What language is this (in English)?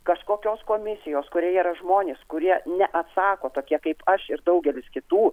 Lithuanian